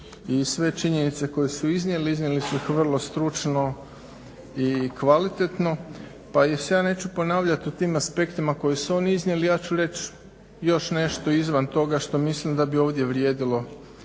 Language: Croatian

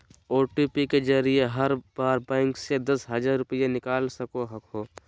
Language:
Magahi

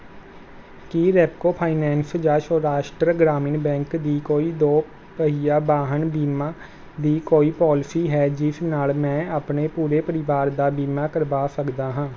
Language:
Punjabi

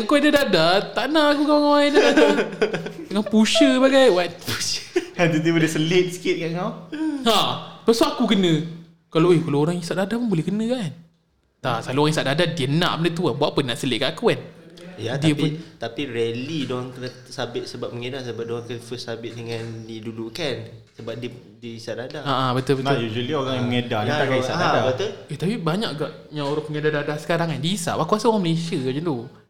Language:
Malay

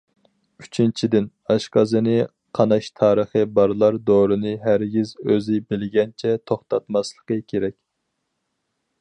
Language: Uyghur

